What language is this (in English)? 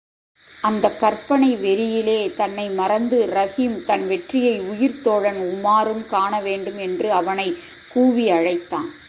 Tamil